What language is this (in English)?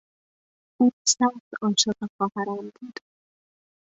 Persian